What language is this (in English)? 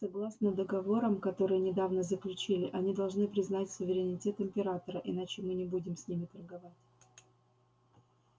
Russian